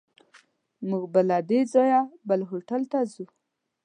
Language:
Pashto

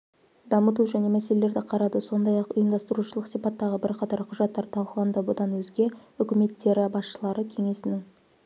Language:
Kazakh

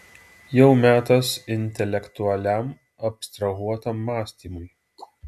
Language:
Lithuanian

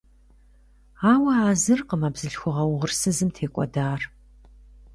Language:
Kabardian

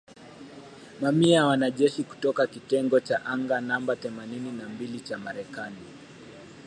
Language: Swahili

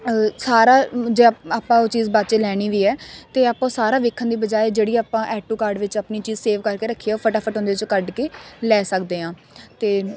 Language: Punjabi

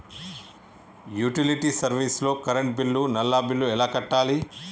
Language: Telugu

